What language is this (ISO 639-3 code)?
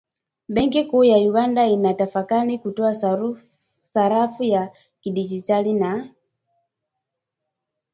swa